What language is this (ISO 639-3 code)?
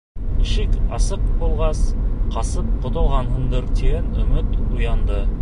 bak